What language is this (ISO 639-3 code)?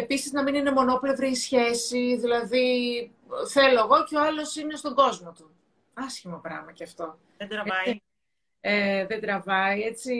ell